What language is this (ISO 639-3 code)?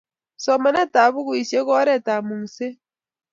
kln